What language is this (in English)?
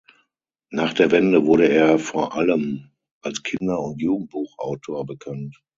German